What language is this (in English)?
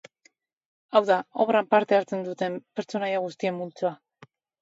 Basque